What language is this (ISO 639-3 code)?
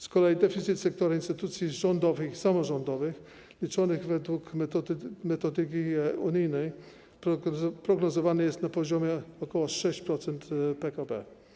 pol